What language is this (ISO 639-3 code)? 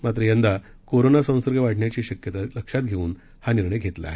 mar